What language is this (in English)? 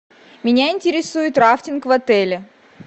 Russian